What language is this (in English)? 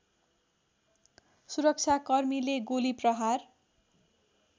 Nepali